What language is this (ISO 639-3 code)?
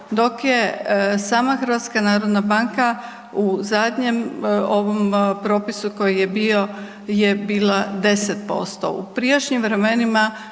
hrv